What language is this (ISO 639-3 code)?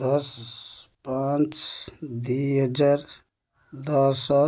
ori